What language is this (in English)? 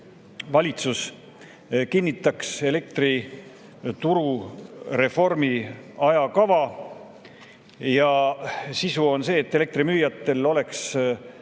Estonian